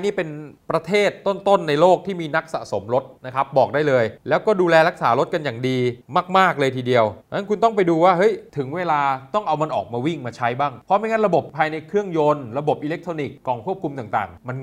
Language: Thai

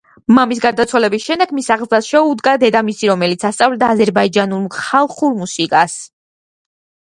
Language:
Georgian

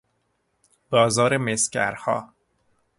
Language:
Persian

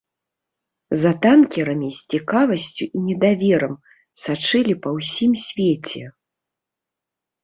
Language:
Belarusian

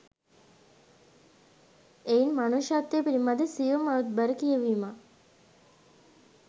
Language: Sinhala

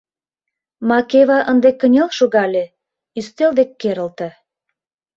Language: Mari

